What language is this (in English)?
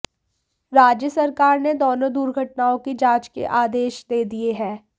Hindi